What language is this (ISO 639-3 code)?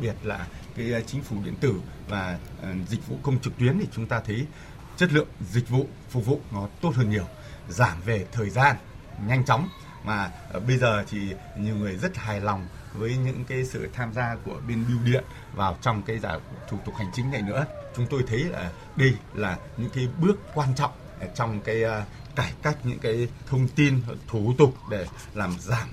vie